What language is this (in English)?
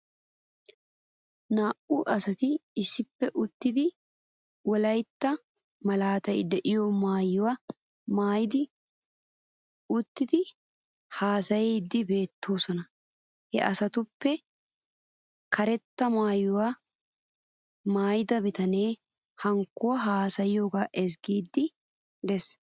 Wolaytta